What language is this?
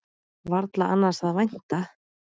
Icelandic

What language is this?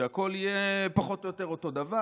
Hebrew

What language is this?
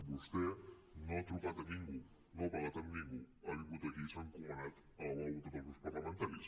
Catalan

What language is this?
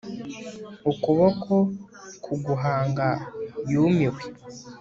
Kinyarwanda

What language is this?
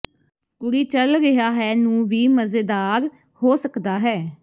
Punjabi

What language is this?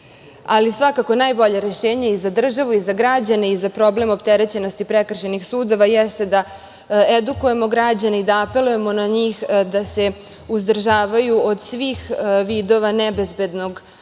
Serbian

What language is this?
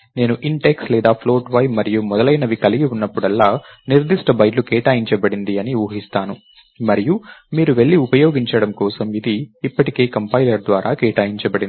Telugu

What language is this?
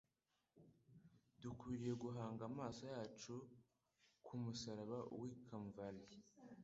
Kinyarwanda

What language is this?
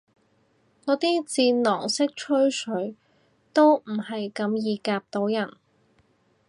Cantonese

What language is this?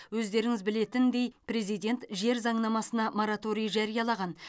Kazakh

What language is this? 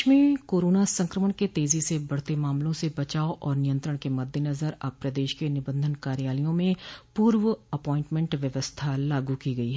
Hindi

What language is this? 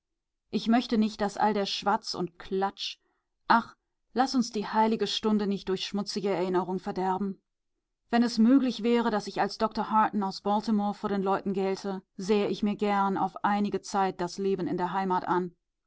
German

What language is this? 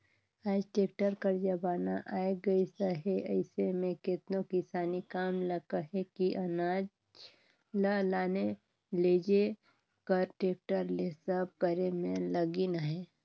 Chhattisgarhi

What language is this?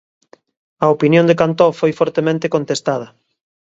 Galician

